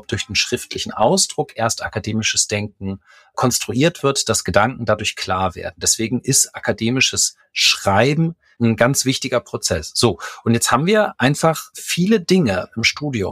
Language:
German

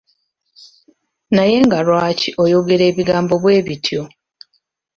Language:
Ganda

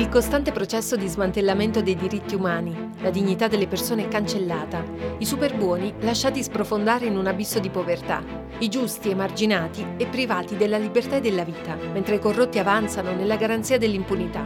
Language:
Italian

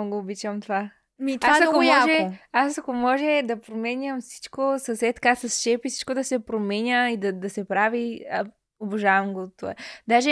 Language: Bulgarian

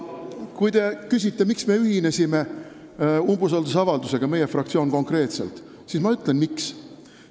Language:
Estonian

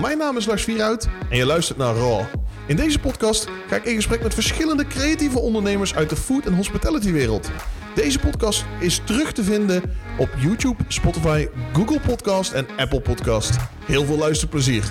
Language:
Dutch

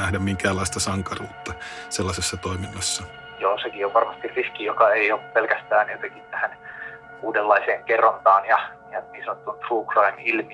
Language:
Finnish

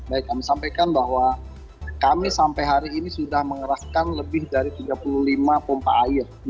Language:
Indonesian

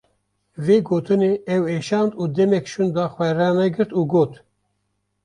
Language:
Kurdish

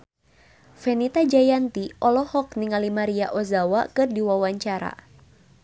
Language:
Sundanese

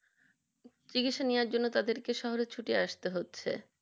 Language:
Bangla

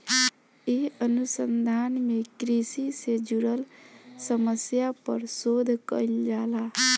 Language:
Bhojpuri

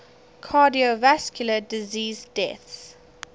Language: English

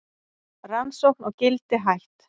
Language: Icelandic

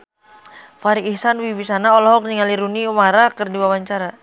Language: Sundanese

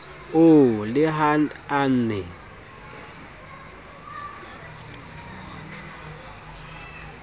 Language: Southern Sotho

